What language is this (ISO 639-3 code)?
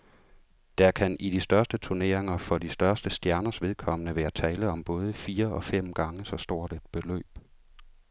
dan